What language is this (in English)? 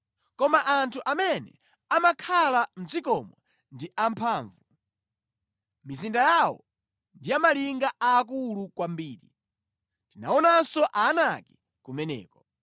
Nyanja